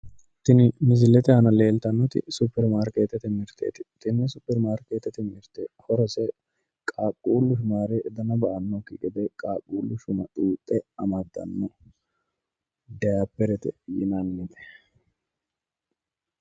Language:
Sidamo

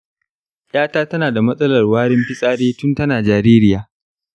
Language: Hausa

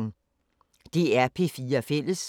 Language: Danish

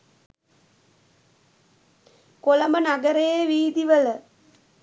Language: Sinhala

